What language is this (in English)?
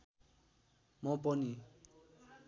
Nepali